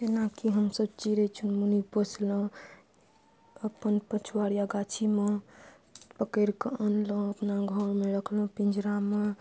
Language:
Maithili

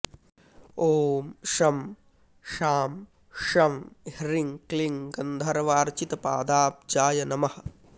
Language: Sanskrit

